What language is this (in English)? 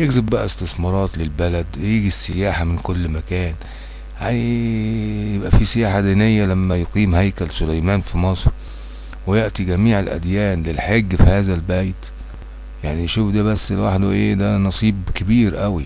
Arabic